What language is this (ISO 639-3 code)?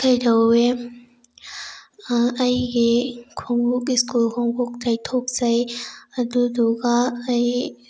mni